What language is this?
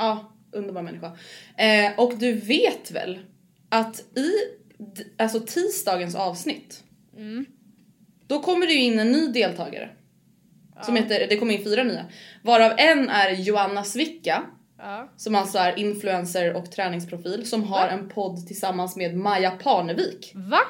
Swedish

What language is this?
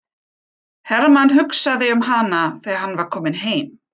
Icelandic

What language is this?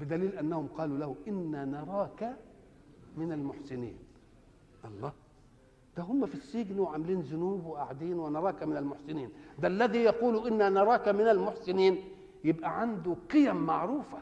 Arabic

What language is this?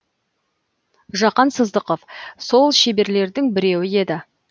Kazakh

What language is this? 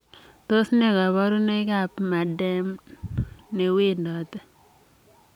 Kalenjin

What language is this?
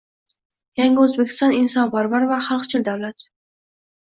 Uzbek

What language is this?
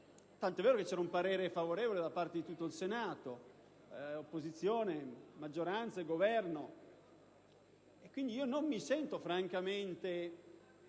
Italian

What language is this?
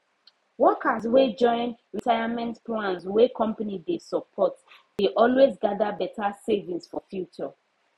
Nigerian Pidgin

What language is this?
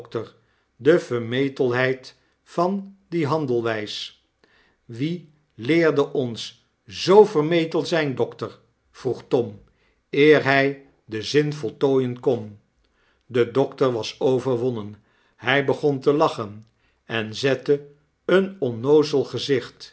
Dutch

